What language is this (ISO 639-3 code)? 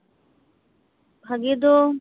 sat